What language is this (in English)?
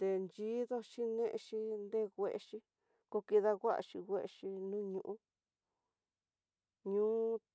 Tidaá Mixtec